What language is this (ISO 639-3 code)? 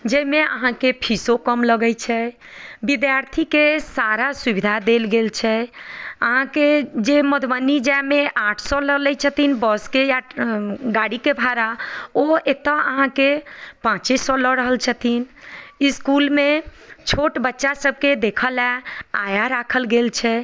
mai